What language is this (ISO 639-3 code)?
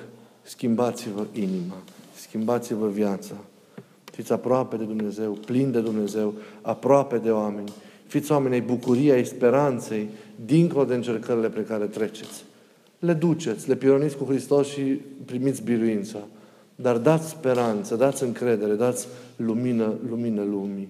ron